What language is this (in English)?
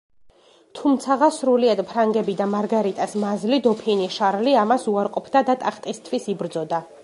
Georgian